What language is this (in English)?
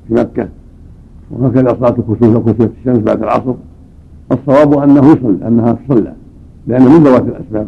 Arabic